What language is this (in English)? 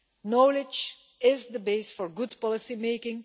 English